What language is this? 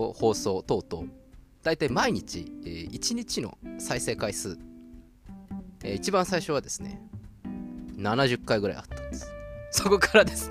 Japanese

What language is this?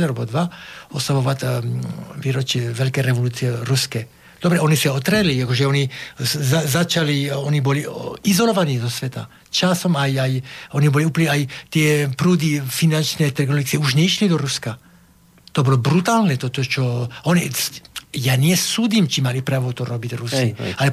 Slovak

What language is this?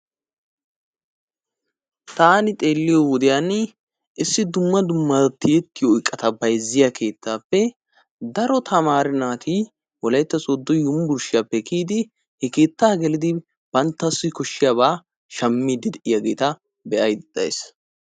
Wolaytta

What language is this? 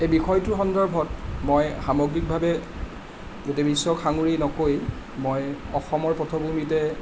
Assamese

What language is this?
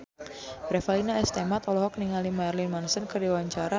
Sundanese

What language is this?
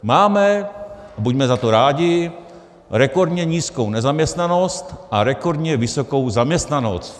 Czech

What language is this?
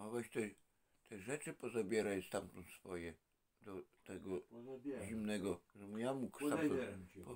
Polish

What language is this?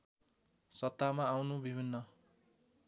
Nepali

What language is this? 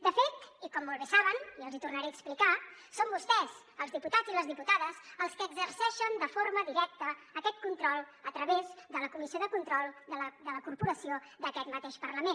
Catalan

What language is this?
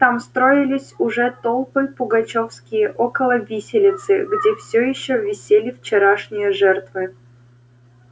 Russian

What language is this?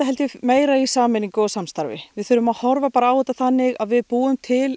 Icelandic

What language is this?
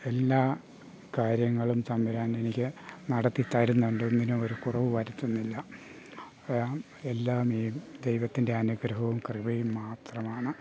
Malayalam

